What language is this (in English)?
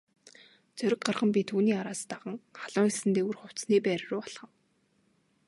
Mongolian